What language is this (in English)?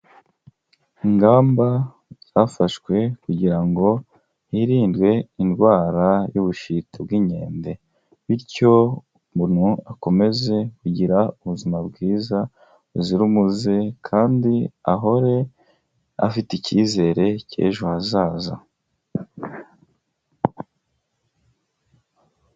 Kinyarwanda